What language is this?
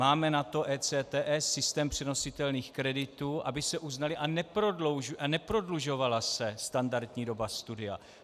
Czech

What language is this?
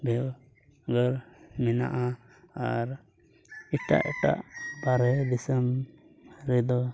Santali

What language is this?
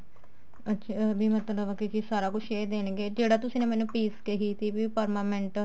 Punjabi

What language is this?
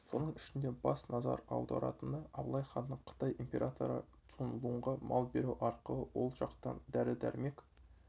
Kazakh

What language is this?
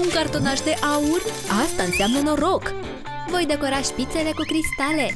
Romanian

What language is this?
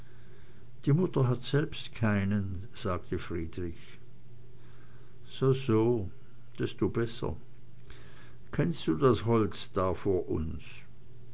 German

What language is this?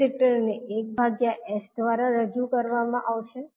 Gujarati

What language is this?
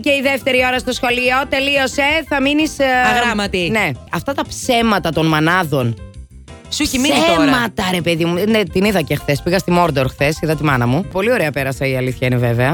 Greek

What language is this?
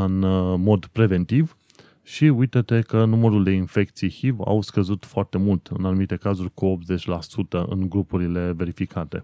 Romanian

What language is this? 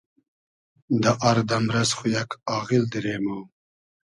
Hazaragi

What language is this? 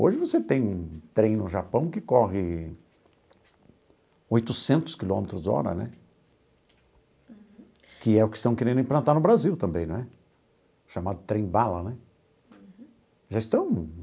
Portuguese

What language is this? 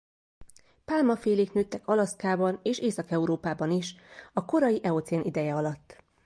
Hungarian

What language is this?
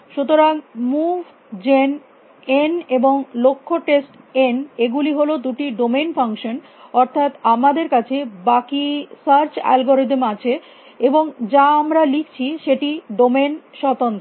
Bangla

